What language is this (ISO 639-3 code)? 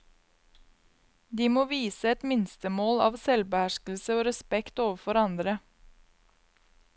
nor